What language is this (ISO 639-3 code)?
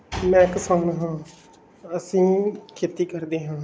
pan